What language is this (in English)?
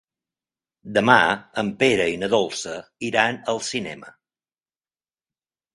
Catalan